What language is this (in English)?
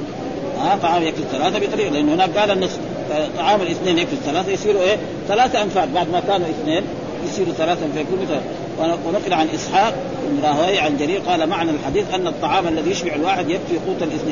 Arabic